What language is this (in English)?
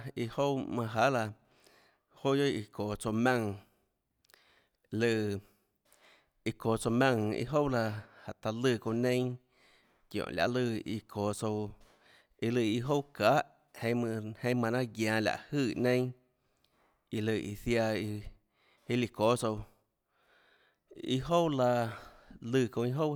Tlacoatzintepec Chinantec